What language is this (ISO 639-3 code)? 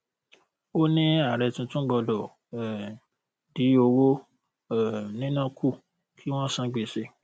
yor